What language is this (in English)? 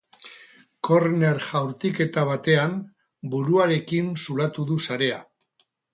Basque